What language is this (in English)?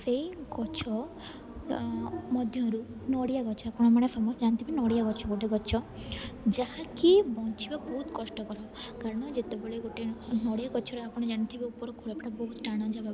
Odia